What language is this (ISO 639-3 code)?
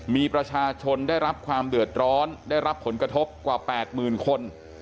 tha